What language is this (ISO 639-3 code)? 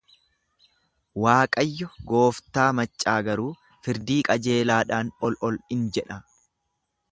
orm